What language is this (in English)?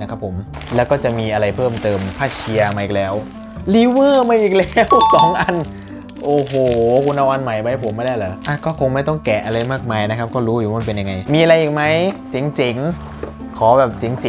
Thai